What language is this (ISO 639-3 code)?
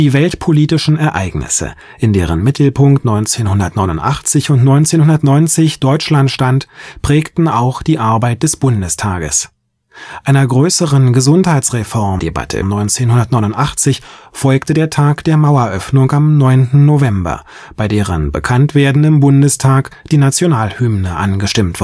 deu